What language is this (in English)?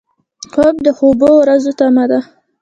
Pashto